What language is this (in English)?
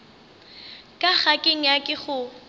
Northern Sotho